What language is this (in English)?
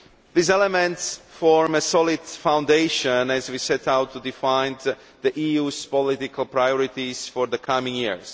English